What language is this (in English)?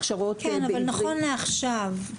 Hebrew